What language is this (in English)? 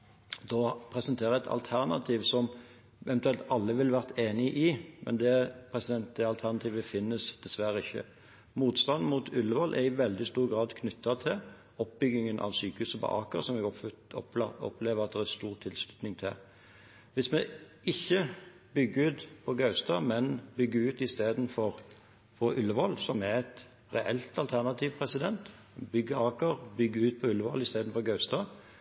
Norwegian Bokmål